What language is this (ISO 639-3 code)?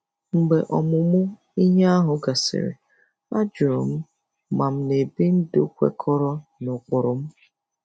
ibo